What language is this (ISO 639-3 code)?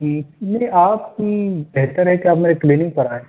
urd